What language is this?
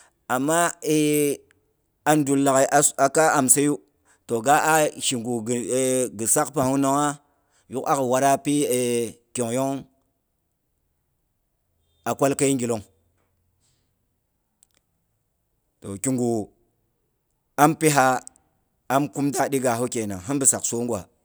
Boghom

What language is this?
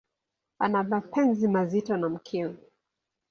Swahili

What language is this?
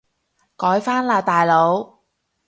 Cantonese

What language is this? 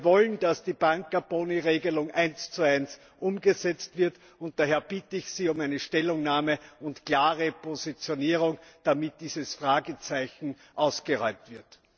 German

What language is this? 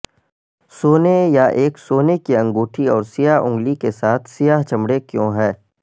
Urdu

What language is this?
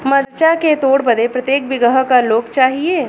Bhojpuri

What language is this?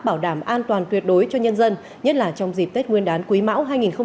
Vietnamese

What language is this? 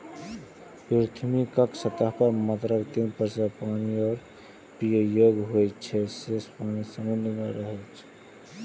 Maithili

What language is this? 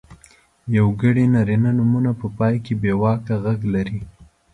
Pashto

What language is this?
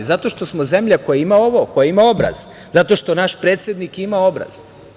Serbian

